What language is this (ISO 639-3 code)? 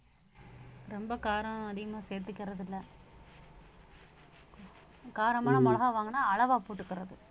tam